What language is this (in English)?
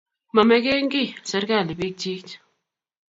Kalenjin